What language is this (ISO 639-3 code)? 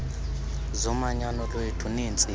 xho